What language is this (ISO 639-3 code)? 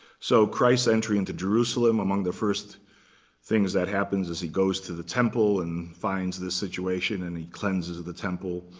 eng